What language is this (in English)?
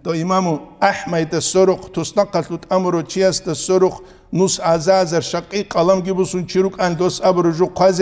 Arabic